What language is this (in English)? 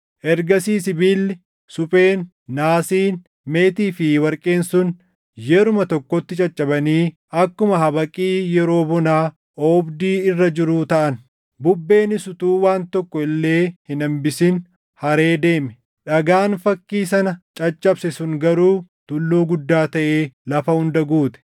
Oromo